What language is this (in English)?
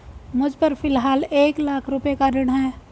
Hindi